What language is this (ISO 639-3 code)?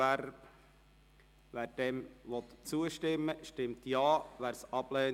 gsw